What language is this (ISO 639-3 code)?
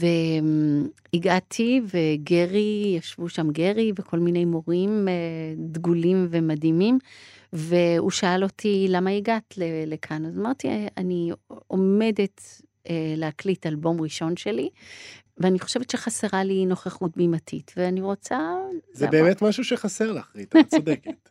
heb